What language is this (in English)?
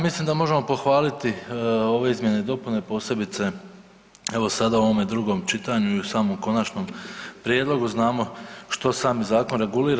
Croatian